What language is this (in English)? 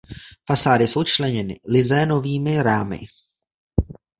Czech